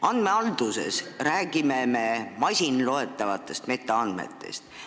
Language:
Estonian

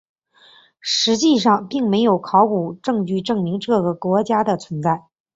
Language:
Chinese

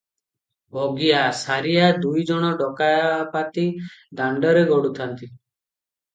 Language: Odia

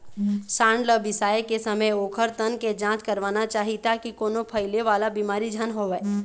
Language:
Chhattisgarhi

